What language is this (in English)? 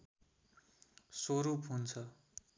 Nepali